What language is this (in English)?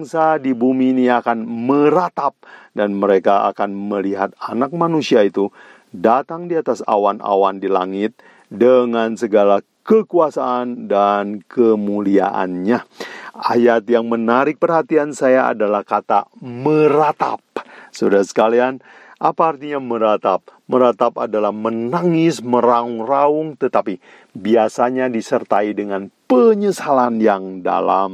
Indonesian